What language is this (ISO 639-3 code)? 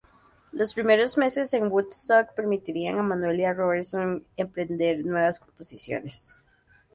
spa